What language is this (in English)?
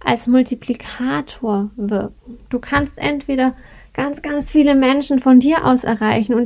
German